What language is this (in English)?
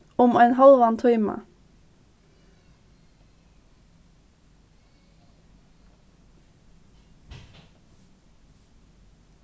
Faroese